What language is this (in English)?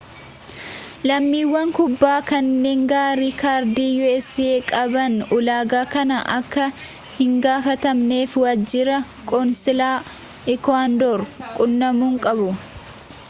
Oromo